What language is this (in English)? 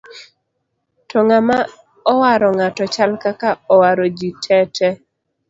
Luo (Kenya and Tanzania)